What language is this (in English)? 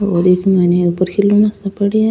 Rajasthani